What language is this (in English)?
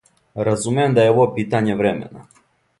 Serbian